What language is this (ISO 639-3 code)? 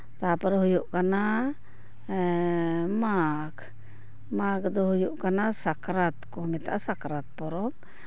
sat